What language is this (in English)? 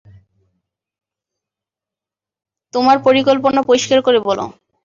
Bangla